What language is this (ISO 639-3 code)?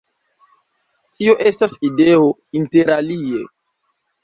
epo